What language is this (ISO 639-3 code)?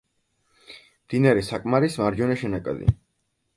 kat